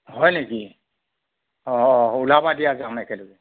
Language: Assamese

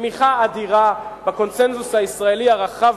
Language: Hebrew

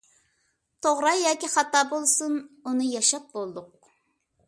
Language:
Uyghur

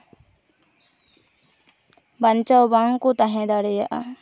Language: Santali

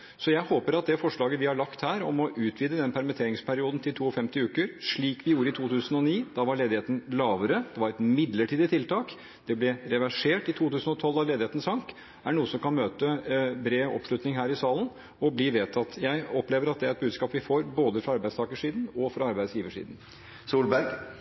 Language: Norwegian Bokmål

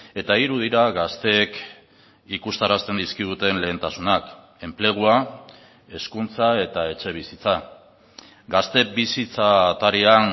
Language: Basque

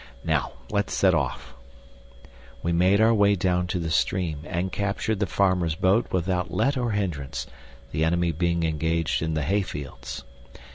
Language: English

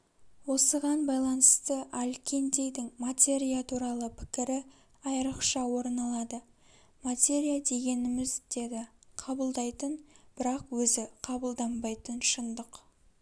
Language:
Kazakh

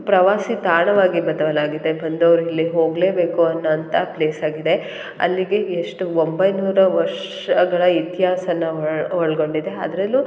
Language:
Kannada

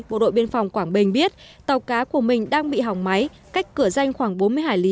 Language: Vietnamese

